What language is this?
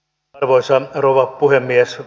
Finnish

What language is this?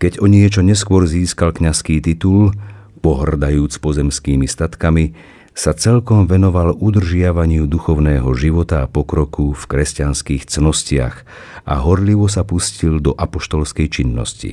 Slovak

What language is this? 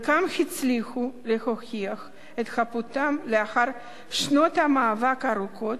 Hebrew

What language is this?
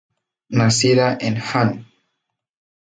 Spanish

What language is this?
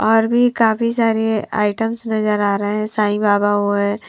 Hindi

